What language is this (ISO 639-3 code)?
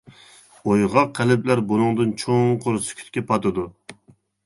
uig